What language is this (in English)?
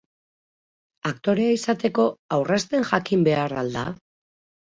Basque